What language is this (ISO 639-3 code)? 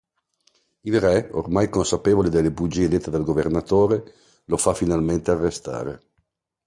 ita